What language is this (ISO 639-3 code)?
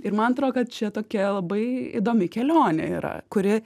lit